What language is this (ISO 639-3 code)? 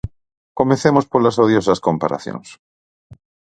glg